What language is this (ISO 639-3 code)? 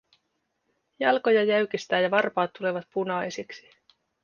fin